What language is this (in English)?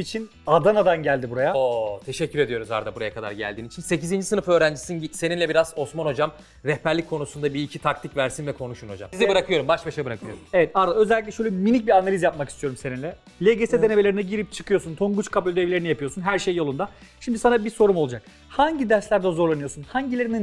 Turkish